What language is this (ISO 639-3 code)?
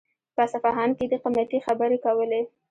pus